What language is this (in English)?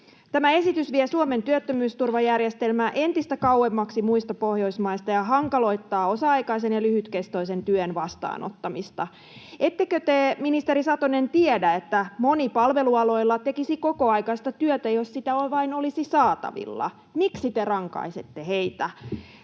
Finnish